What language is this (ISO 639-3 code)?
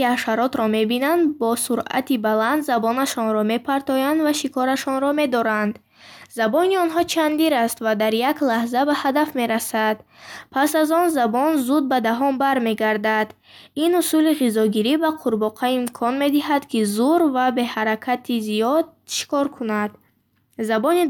bhh